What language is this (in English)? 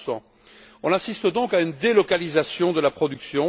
French